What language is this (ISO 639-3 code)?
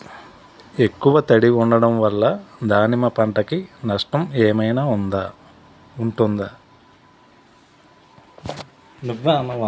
tel